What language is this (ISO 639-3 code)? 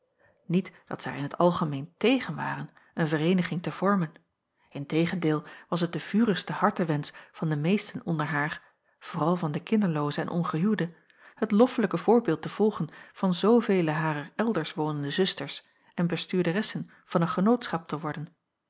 nld